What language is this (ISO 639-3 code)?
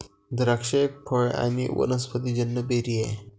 mar